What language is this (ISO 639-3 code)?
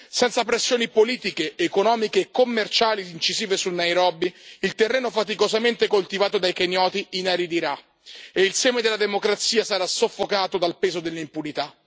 ita